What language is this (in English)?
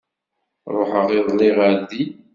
Kabyle